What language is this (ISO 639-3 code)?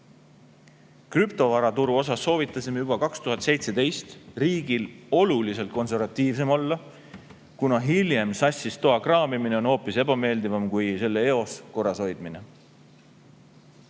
est